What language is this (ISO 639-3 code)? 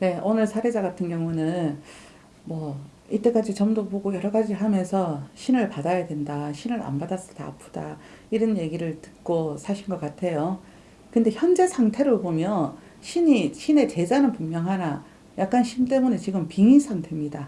kor